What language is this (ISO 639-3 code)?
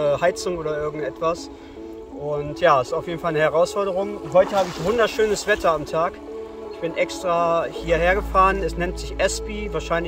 deu